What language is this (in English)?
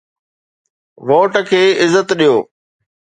Sindhi